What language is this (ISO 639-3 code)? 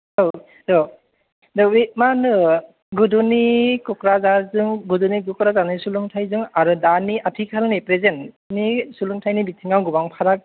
brx